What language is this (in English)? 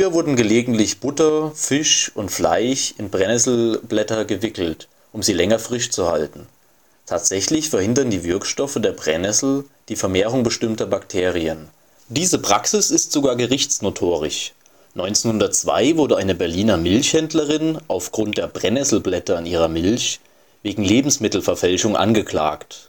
German